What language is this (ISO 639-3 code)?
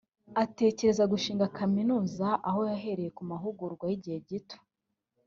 kin